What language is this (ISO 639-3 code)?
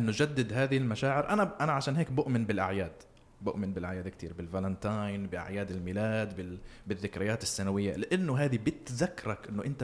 ara